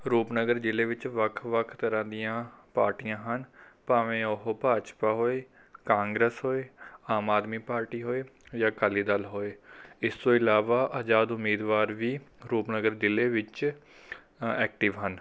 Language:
Punjabi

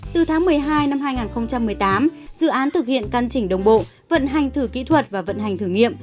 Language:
Vietnamese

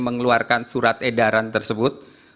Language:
Indonesian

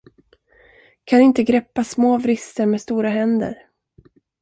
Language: Swedish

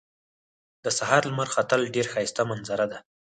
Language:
Pashto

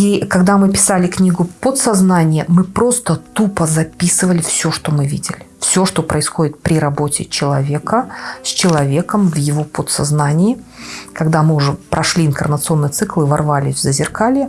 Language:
Russian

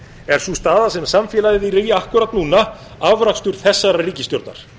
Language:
Icelandic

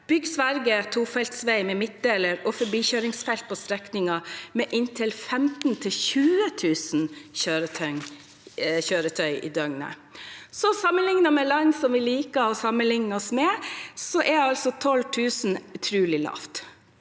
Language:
Norwegian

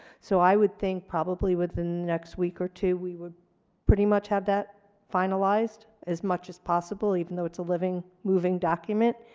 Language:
English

